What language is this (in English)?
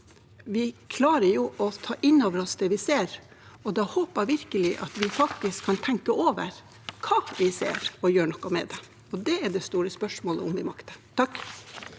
Norwegian